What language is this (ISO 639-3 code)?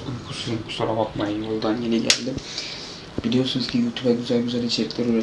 tur